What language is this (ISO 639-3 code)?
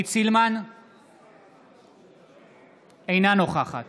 heb